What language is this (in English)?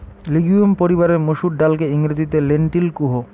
Bangla